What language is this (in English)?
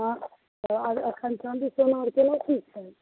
Maithili